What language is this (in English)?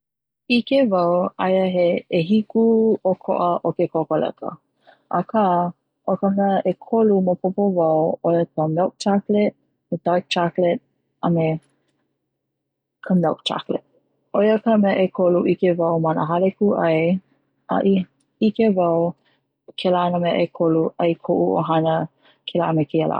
Hawaiian